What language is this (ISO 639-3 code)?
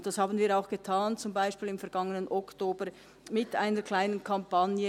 gsw